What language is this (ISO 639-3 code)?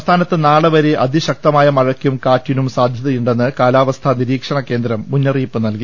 mal